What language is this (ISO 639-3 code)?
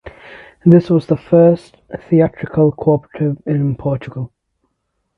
eng